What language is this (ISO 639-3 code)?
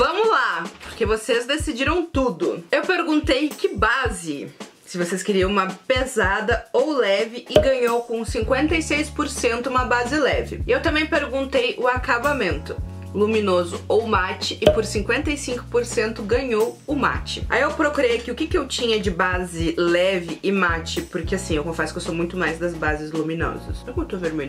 por